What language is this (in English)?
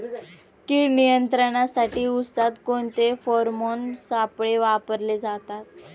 Marathi